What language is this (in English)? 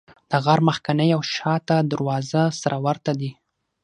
Pashto